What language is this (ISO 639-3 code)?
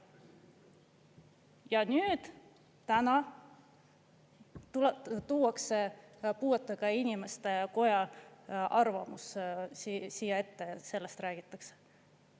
est